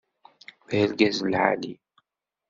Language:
Kabyle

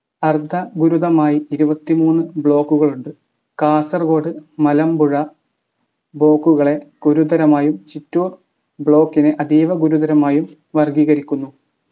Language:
Malayalam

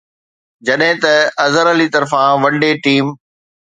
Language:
Sindhi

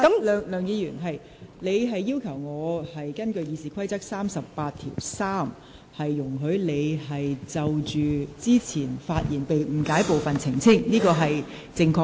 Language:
Cantonese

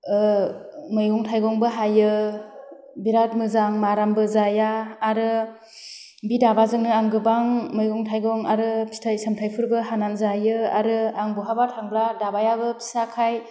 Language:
Bodo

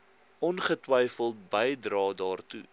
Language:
Afrikaans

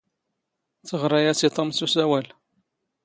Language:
Standard Moroccan Tamazight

